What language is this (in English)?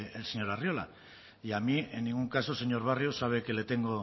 Spanish